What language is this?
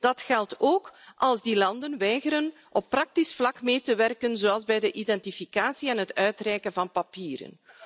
Dutch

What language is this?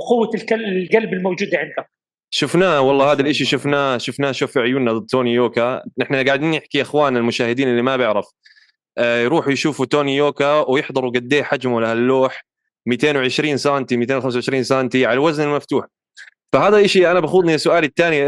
Arabic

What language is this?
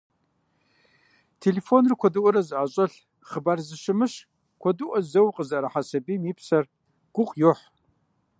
Kabardian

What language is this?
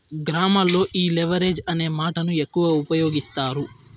Telugu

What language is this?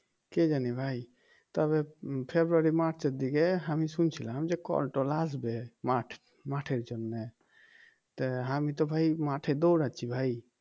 Bangla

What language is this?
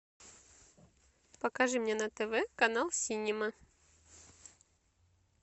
Russian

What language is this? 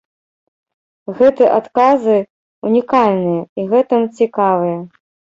Belarusian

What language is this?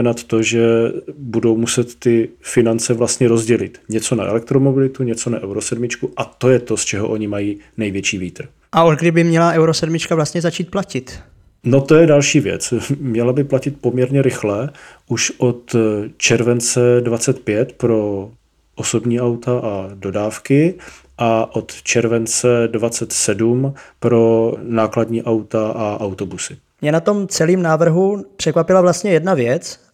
Czech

